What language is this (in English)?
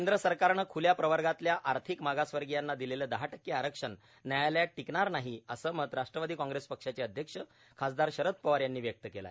Marathi